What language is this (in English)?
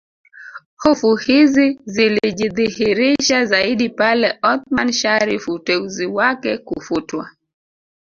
Swahili